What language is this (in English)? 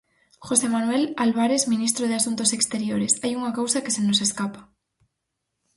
Galician